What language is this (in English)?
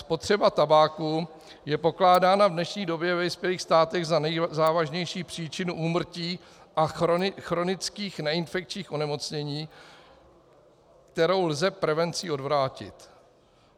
Czech